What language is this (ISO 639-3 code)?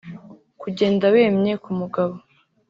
kin